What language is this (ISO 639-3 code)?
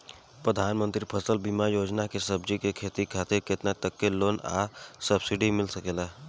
bho